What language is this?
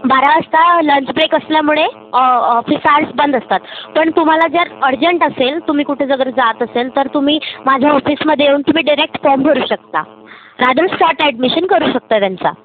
Marathi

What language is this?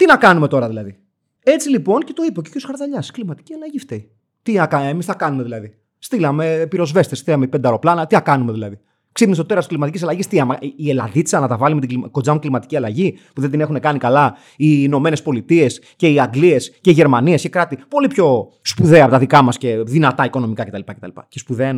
Greek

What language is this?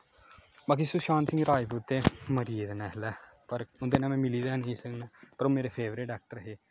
Dogri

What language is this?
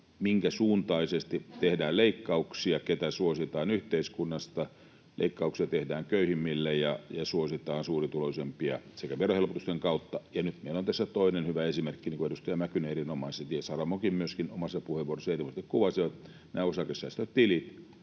Finnish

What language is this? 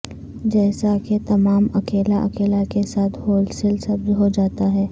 Urdu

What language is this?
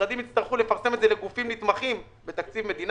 Hebrew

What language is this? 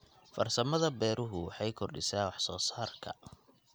Somali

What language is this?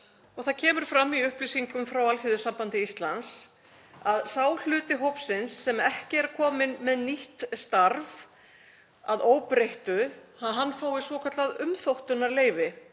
Icelandic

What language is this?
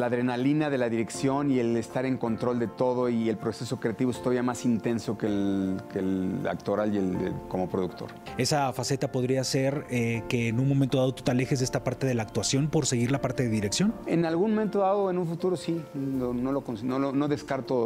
Spanish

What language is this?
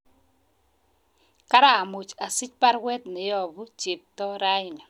Kalenjin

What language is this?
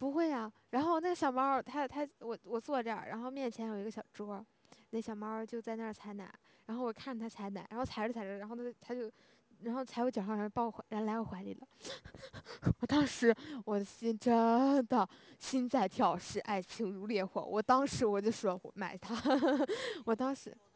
Chinese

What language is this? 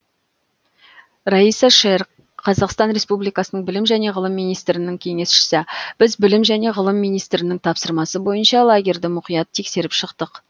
Kazakh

